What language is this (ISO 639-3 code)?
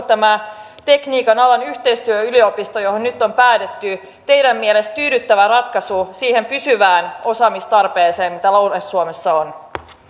fin